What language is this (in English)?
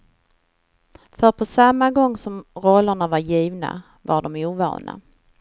Swedish